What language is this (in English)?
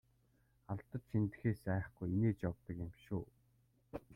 Mongolian